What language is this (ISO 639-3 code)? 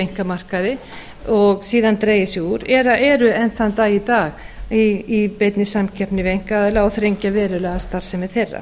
isl